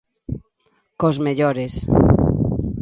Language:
Galician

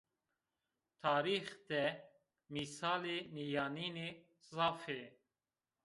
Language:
Zaza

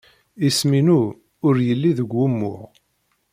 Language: Kabyle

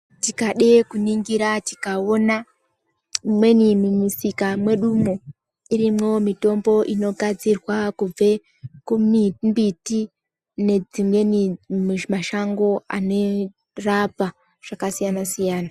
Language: Ndau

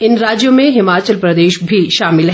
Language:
Hindi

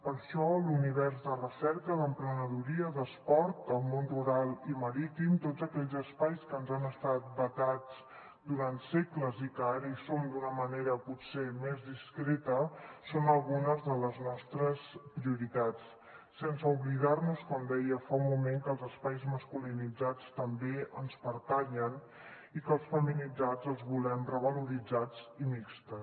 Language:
Catalan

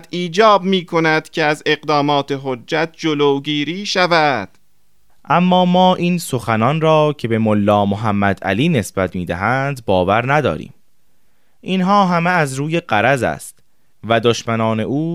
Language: Persian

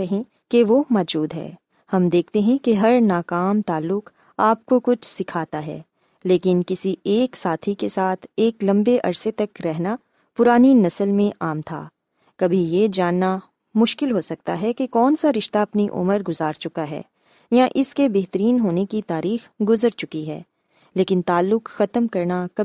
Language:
Urdu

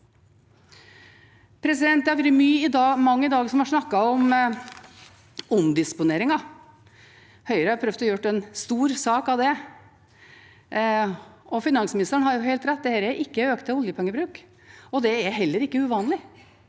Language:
Norwegian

